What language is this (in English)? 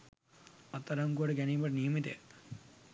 Sinhala